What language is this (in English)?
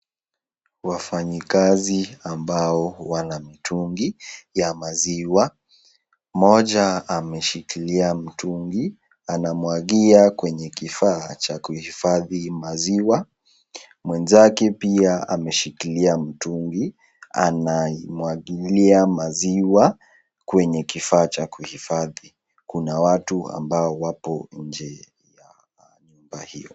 Swahili